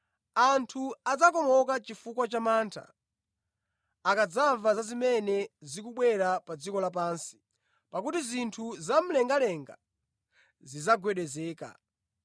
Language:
Nyanja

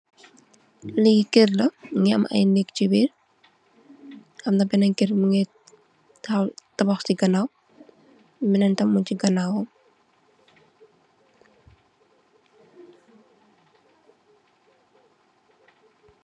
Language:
Wolof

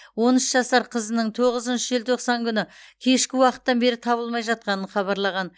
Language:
Kazakh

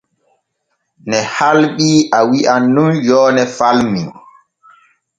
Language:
Borgu Fulfulde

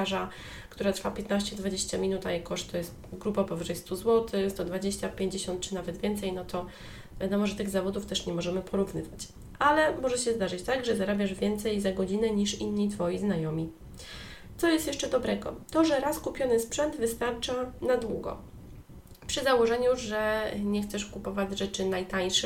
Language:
Polish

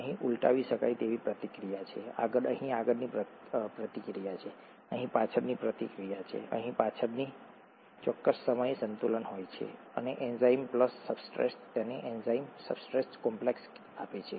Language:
Gujarati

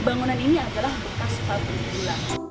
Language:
Indonesian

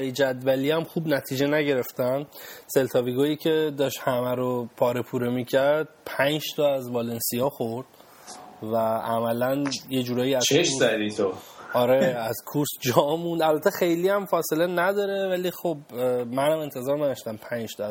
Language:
Persian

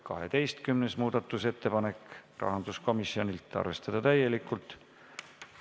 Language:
Estonian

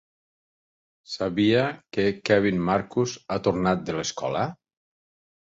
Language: Catalan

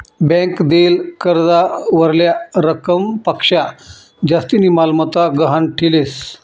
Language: Marathi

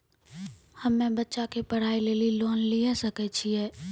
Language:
Maithili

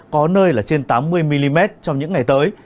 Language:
Vietnamese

